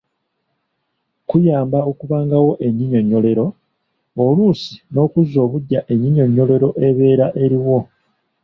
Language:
Ganda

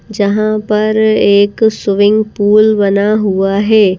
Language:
Hindi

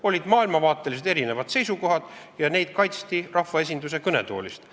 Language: Estonian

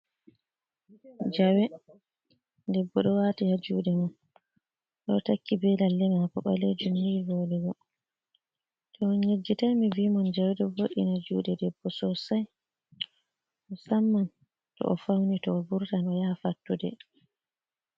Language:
Fula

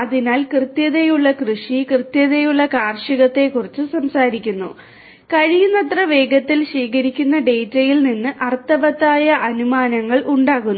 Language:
Malayalam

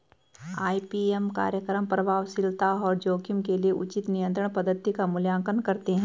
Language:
Hindi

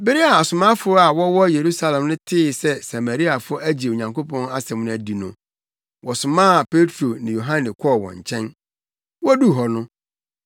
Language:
Akan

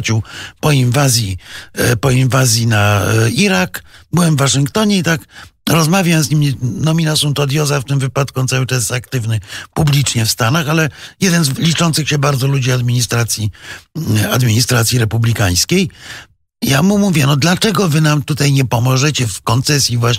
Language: Polish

